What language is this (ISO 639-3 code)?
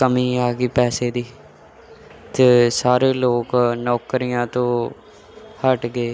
pan